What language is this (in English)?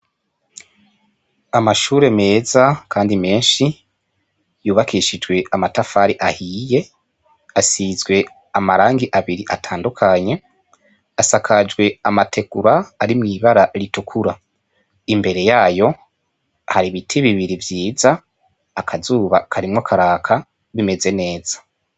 Rundi